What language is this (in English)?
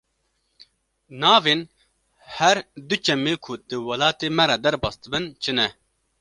Kurdish